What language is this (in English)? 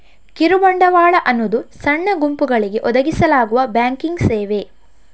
Kannada